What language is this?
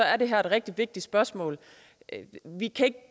Danish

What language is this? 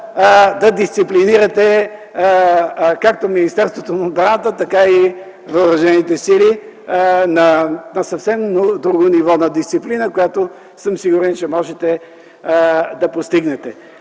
Bulgarian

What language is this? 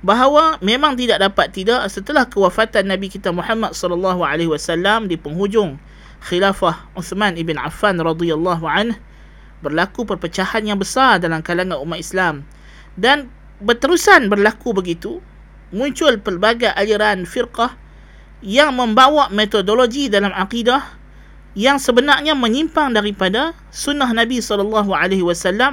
Malay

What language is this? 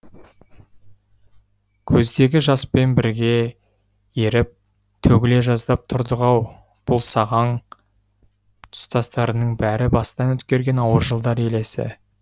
Kazakh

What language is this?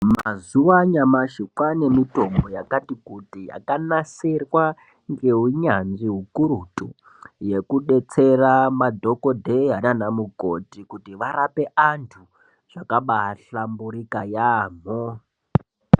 Ndau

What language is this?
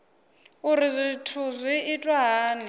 Venda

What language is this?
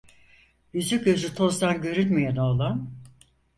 Turkish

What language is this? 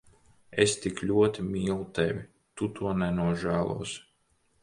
Latvian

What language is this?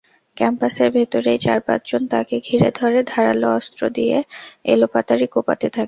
Bangla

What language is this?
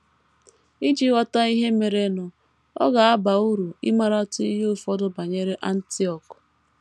Igbo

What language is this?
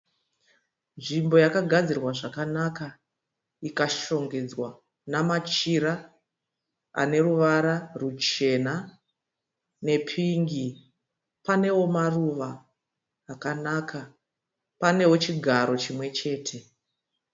Shona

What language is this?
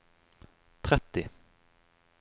Norwegian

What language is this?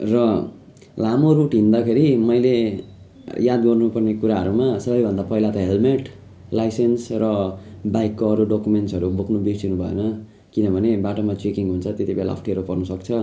Nepali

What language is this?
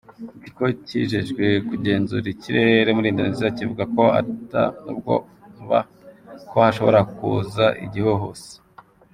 Kinyarwanda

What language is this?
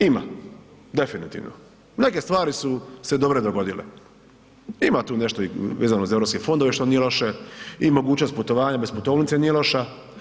Croatian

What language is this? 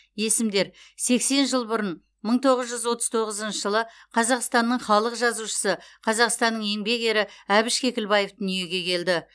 Kazakh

